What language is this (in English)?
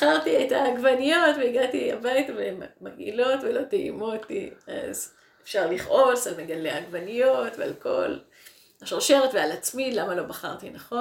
Hebrew